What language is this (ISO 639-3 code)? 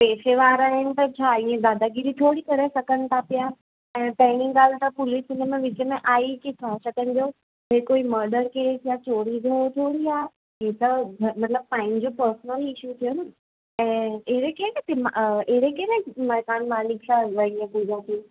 snd